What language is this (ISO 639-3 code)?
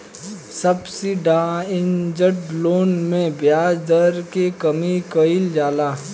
bho